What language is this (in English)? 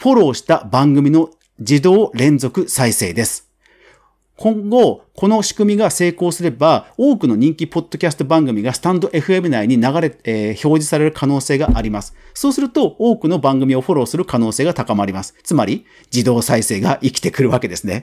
Japanese